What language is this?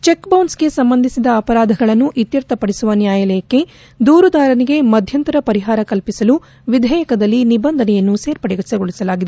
Kannada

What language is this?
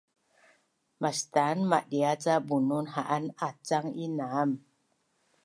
Bunun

